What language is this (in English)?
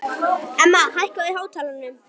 Icelandic